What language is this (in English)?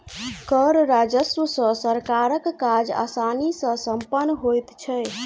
Maithili